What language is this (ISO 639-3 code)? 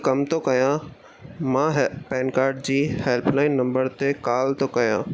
snd